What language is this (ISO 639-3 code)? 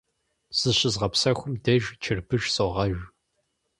kbd